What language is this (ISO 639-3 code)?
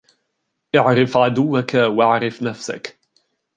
ara